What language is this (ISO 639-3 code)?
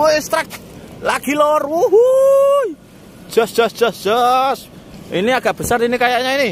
ind